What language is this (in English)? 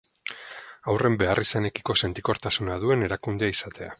Basque